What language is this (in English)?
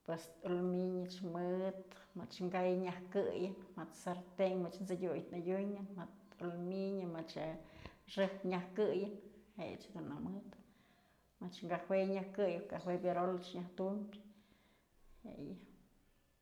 Mazatlán Mixe